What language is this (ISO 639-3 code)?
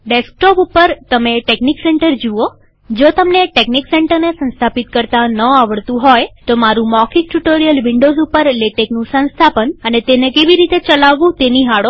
guj